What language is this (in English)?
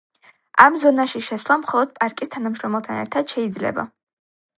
Georgian